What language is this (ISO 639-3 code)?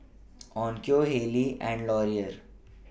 eng